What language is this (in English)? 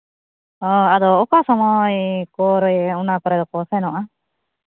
Santali